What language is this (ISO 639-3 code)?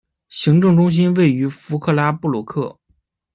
zho